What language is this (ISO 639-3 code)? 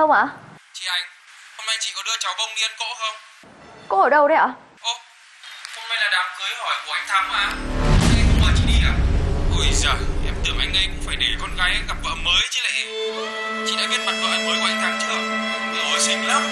vie